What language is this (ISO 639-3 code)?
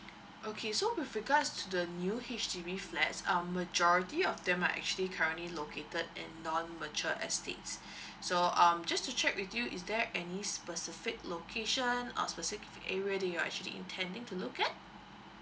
eng